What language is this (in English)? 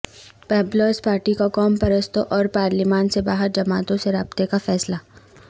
Urdu